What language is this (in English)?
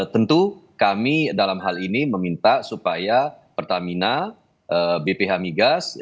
Indonesian